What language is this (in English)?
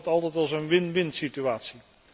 Dutch